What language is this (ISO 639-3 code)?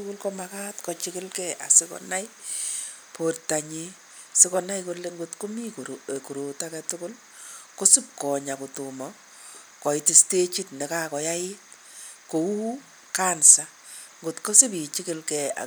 kln